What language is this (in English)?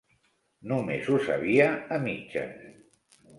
Catalan